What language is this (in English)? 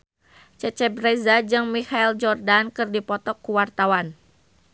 Sundanese